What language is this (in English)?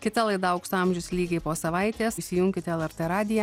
Lithuanian